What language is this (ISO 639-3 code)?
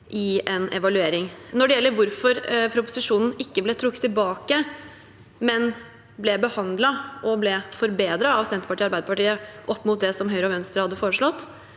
nor